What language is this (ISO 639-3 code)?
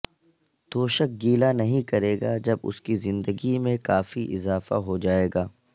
urd